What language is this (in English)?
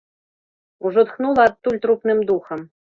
Belarusian